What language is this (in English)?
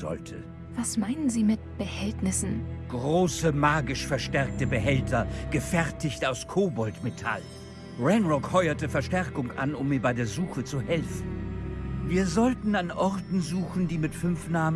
German